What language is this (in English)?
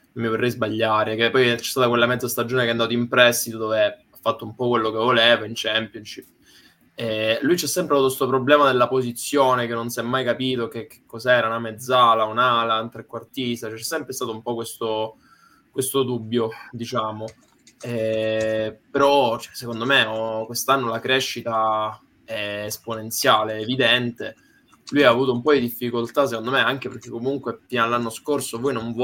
Italian